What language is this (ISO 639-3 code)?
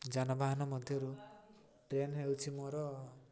ori